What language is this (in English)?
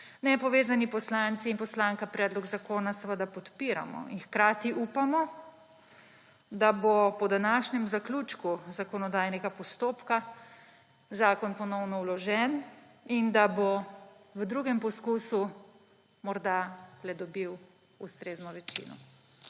Slovenian